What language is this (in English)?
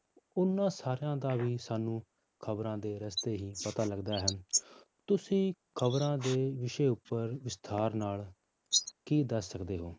Punjabi